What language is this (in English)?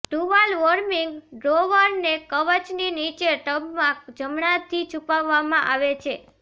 Gujarati